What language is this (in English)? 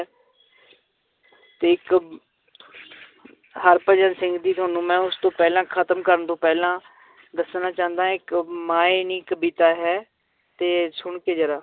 Punjabi